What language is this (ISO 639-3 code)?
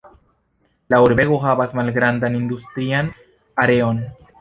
epo